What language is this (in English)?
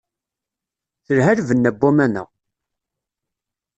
Kabyle